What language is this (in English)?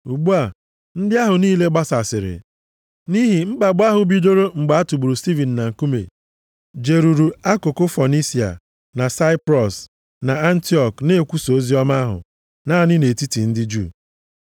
Igbo